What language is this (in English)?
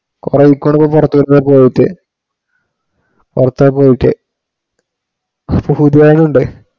Malayalam